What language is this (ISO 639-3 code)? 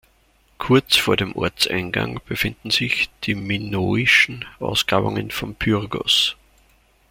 deu